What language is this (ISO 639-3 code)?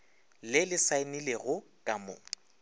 nso